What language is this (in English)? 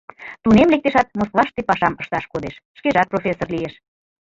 Mari